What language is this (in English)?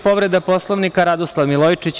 Serbian